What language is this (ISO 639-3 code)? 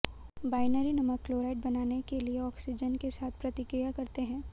hin